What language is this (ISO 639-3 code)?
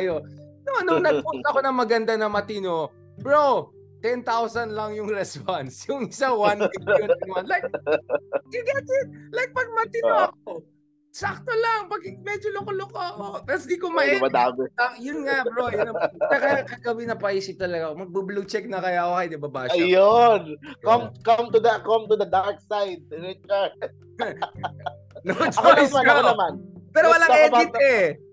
fil